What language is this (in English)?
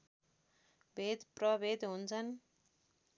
Nepali